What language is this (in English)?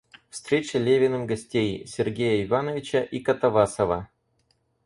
Russian